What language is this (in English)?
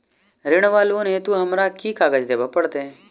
Maithili